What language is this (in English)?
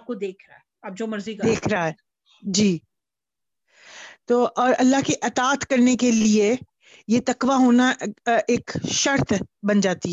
Punjabi